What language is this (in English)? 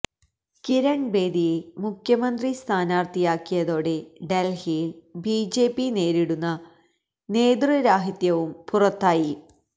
Malayalam